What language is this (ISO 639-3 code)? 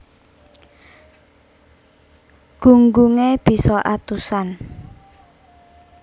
jav